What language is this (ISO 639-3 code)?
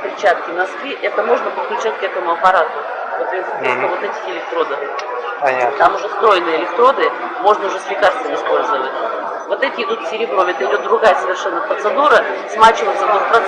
rus